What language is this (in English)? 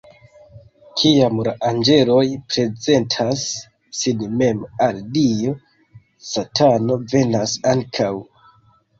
Esperanto